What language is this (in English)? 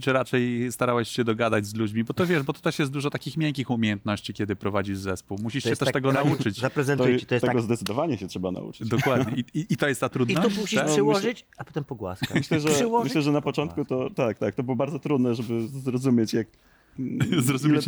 Polish